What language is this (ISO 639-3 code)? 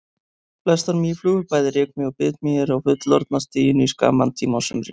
isl